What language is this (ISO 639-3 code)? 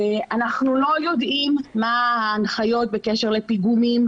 heb